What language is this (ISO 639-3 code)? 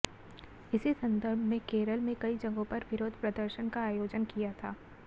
hin